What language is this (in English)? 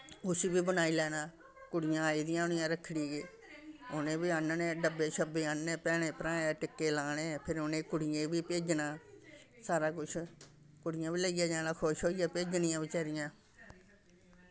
Dogri